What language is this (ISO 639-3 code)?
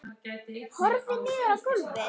isl